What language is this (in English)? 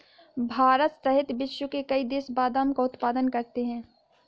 Hindi